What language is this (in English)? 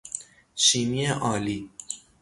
Persian